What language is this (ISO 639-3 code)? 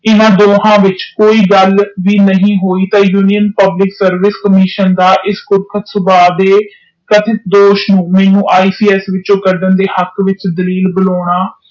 pan